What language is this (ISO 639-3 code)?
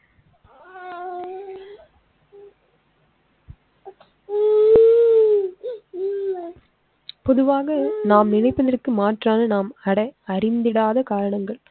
tam